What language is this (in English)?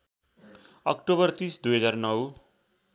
Nepali